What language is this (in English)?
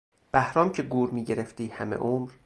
Persian